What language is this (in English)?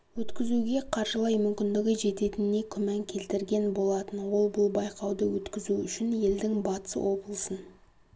Kazakh